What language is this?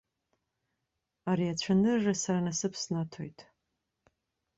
Abkhazian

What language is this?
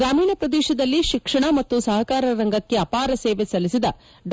Kannada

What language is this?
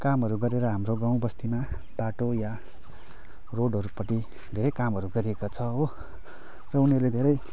Nepali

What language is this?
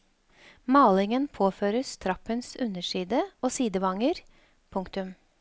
Norwegian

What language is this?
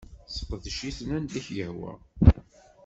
Kabyle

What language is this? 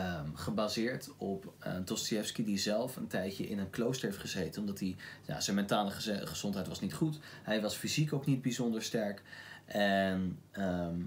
Dutch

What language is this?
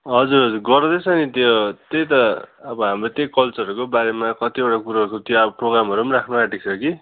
Nepali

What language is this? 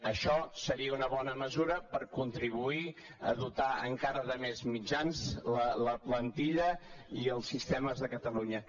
Catalan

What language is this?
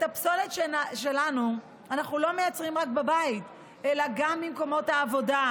Hebrew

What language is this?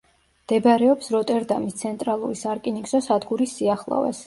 Georgian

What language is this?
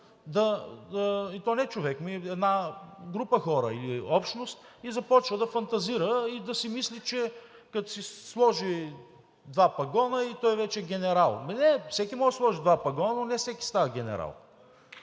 Bulgarian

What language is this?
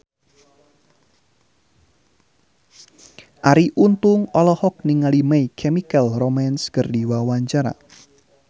Sundanese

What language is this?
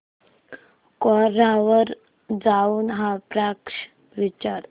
Marathi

